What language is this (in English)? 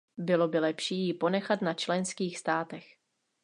Czech